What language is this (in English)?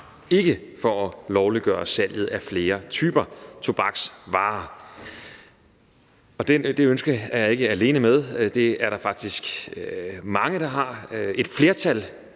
Danish